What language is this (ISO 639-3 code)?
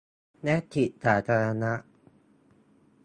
tha